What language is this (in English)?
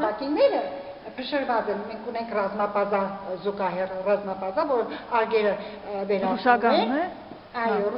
Armenian